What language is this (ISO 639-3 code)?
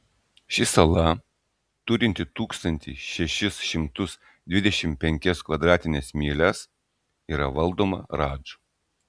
lit